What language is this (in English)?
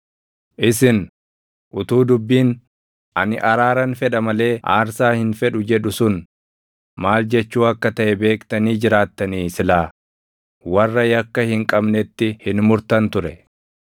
Oromo